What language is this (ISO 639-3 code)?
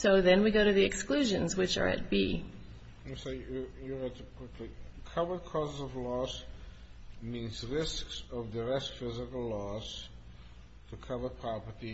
eng